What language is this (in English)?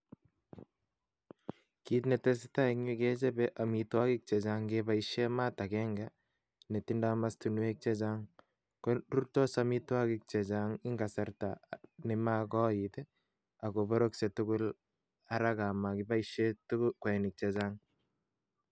Kalenjin